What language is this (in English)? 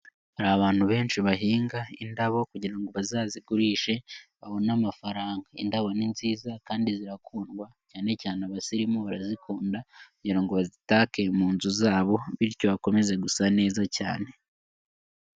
Kinyarwanda